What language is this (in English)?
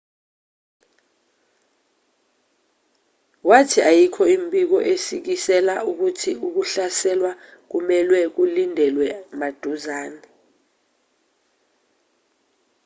Zulu